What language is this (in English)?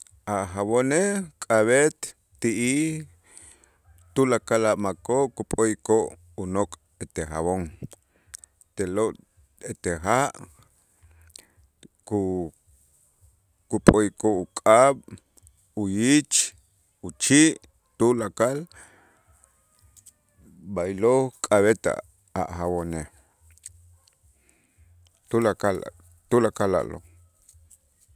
Itzá